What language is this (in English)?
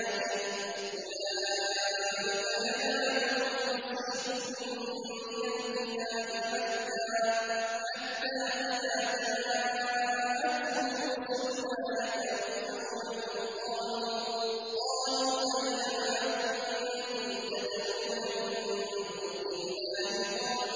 Arabic